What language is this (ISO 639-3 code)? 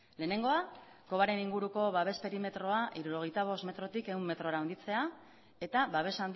eus